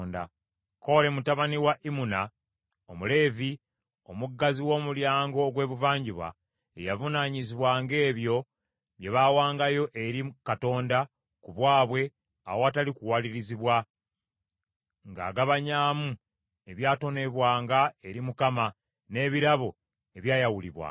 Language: Ganda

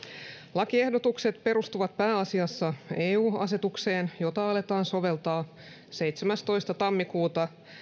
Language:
Finnish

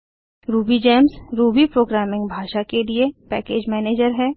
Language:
Hindi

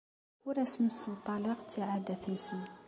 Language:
Kabyle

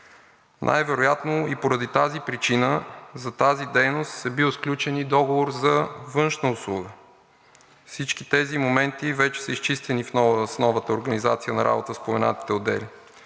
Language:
Bulgarian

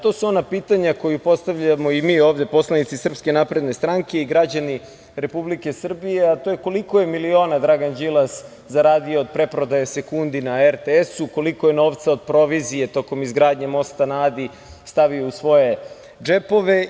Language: Serbian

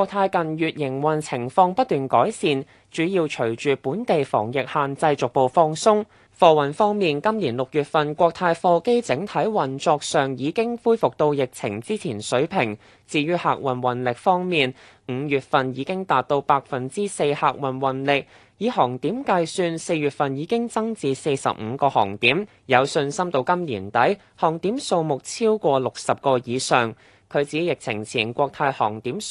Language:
Chinese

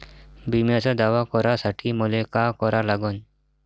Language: Marathi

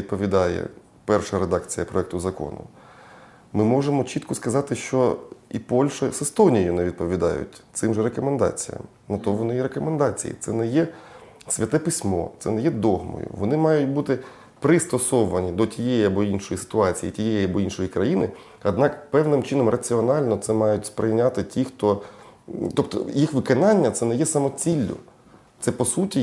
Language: Ukrainian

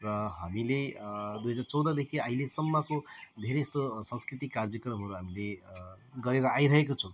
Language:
Nepali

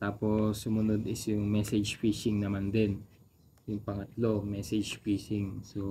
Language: Filipino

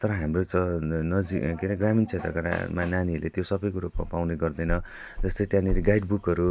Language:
Nepali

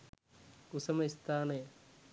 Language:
Sinhala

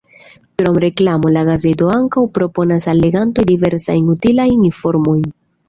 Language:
Esperanto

